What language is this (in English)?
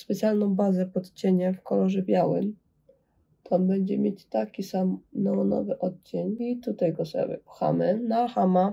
Polish